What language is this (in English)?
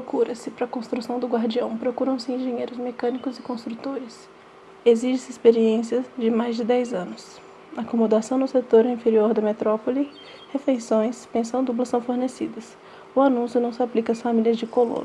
Portuguese